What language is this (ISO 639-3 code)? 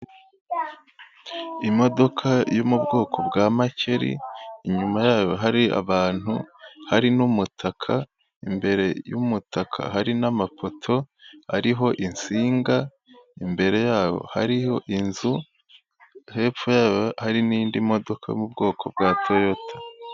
kin